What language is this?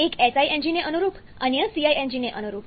Gujarati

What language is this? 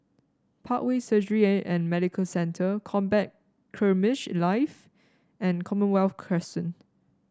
English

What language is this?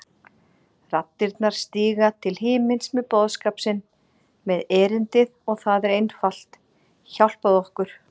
Icelandic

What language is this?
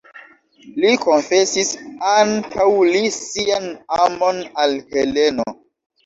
Esperanto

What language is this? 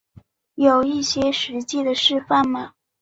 Chinese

